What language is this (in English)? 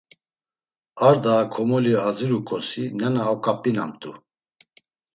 Laz